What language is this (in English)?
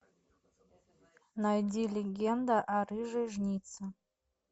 Russian